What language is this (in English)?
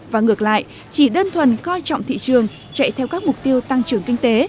Vietnamese